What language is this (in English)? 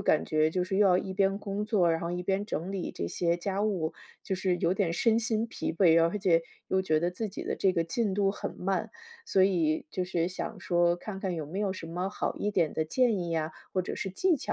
Chinese